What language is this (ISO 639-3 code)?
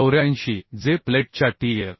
mar